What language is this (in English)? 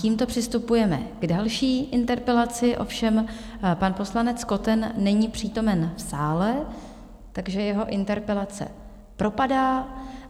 Czech